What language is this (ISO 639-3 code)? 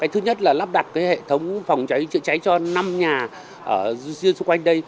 vie